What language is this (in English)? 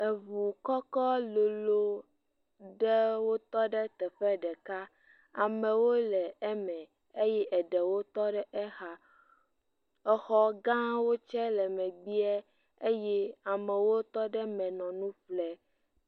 Ewe